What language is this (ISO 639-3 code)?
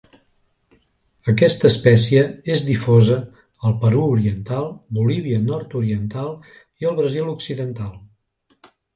cat